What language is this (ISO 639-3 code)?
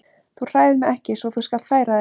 isl